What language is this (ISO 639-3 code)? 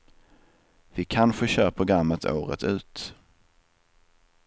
swe